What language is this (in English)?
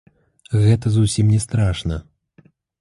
Belarusian